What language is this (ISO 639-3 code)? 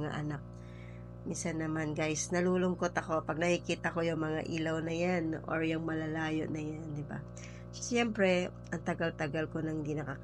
fil